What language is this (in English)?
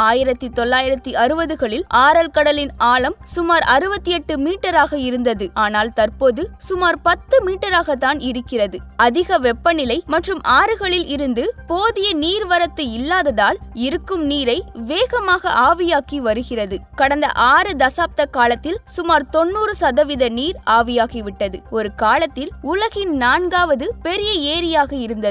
Tamil